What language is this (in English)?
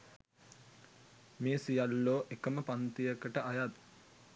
Sinhala